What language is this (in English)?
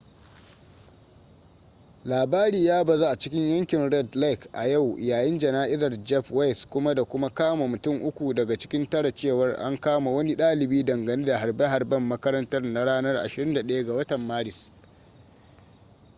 Hausa